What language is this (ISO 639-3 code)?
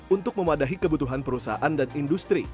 ind